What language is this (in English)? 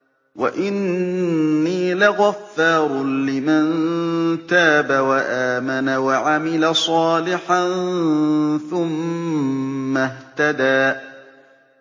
Arabic